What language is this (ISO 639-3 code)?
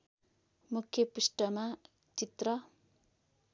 nep